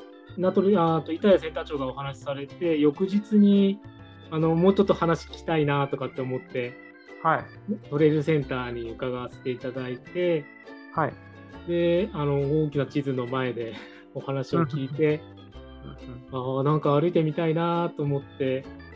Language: Japanese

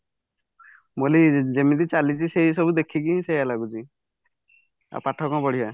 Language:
Odia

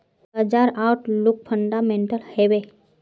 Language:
Magahi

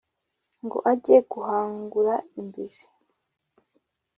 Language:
Kinyarwanda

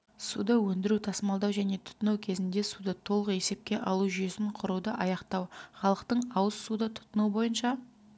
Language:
Kazakh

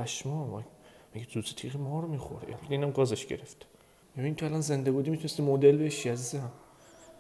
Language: Persian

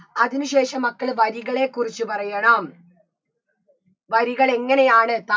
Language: Malayalam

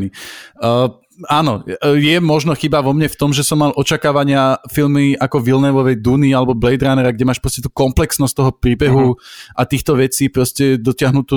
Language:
Slovak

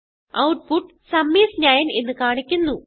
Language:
Malayalam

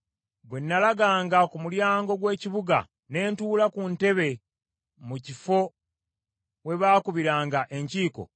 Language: Ganda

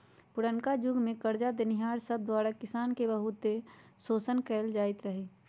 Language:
Magahi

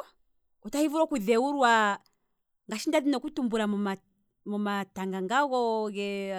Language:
Kwambi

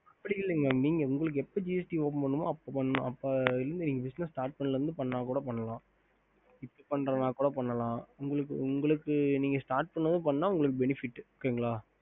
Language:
Tamil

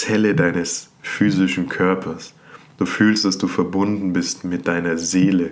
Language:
German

